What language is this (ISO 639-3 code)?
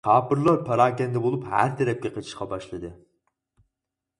uig